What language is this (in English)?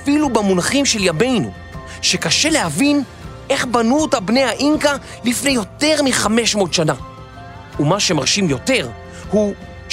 Hebrew